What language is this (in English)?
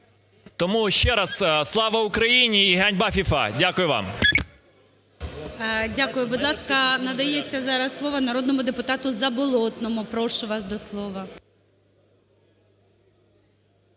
Ukrainian